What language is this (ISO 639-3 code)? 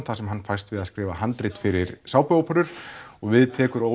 isl